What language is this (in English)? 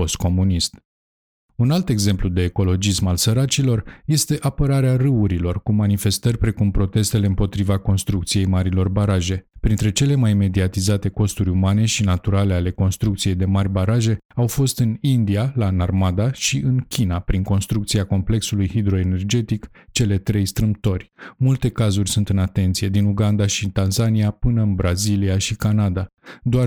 Romanian